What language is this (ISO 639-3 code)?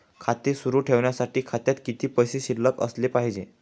mar